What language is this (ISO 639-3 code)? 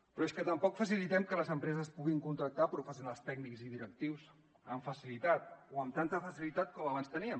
cat